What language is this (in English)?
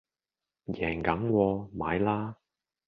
Cantonese